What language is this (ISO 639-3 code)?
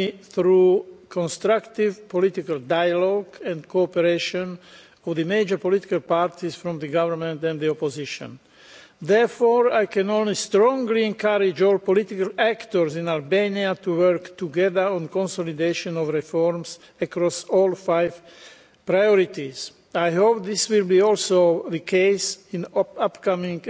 eng